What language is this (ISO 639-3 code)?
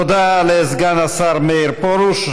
heb